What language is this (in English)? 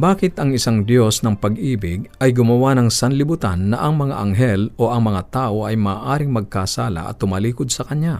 Filipino